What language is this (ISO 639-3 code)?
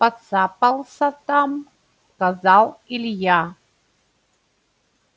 rus